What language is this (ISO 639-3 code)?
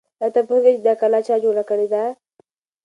pus